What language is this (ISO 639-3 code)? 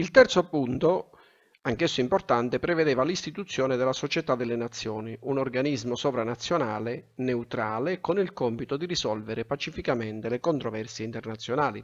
ita